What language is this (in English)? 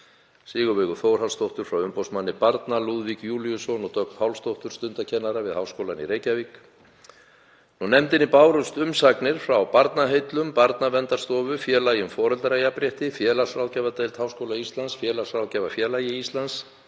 Icelandic